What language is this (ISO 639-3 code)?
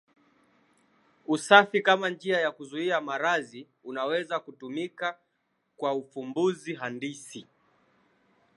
swa